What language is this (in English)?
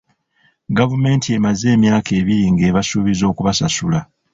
Ganda